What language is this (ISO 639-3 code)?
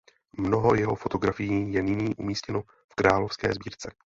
ces